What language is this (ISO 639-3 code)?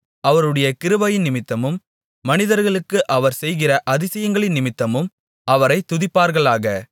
tam